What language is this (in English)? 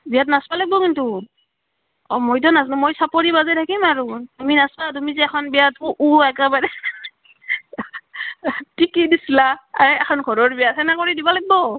Assamese